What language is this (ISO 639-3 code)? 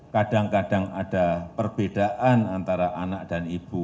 ind